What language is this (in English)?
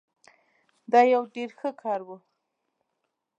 Pashto